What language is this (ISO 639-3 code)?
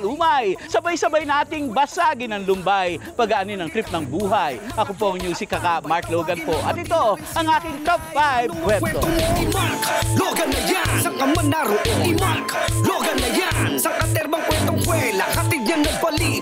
fil